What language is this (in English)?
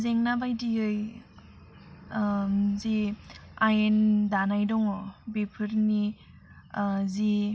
Bodo